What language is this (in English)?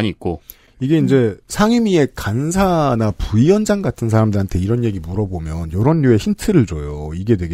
Korean